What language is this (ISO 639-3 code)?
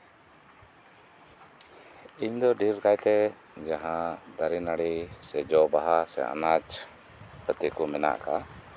sat